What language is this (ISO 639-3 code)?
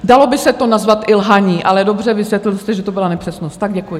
ces